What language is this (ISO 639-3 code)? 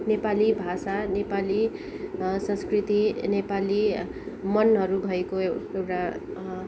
nep